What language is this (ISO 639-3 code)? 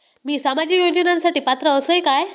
mar